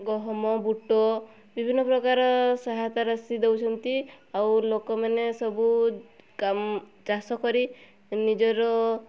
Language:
Odia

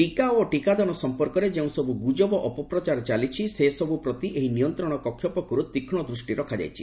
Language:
Odia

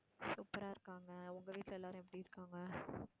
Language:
Tamil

